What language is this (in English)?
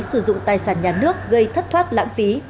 Vietnamese